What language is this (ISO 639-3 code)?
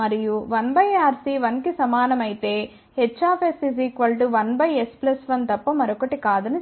tel